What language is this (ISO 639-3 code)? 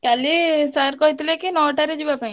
ori